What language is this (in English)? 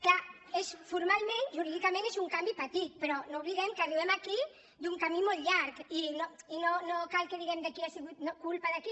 Catalan